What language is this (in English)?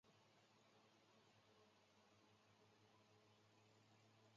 Chinese